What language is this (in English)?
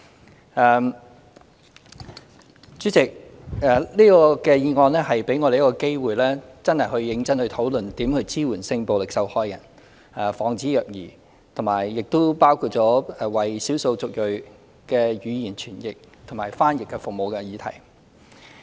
Cantonese